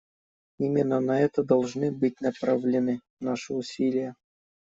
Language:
Russian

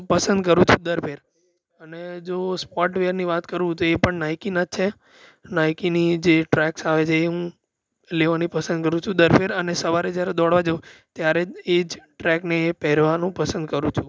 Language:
Gujarati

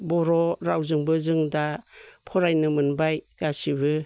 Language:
Bodo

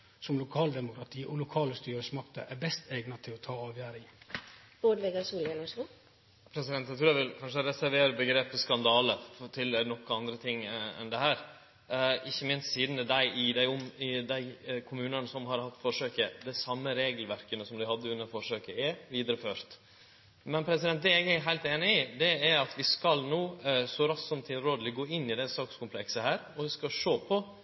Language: Norwegian Nynorsk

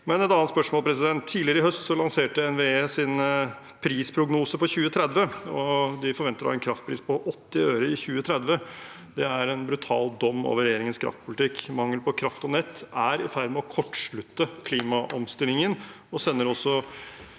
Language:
Norwegian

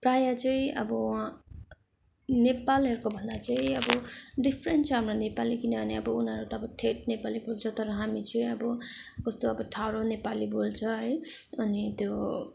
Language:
Nepali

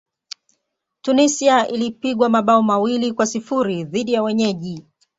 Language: Swahili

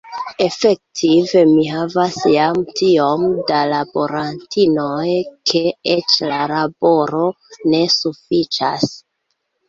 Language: Esperanto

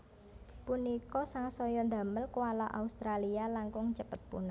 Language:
Javanese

